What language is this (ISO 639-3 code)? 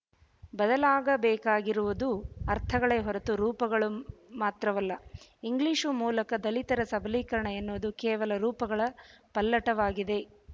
kan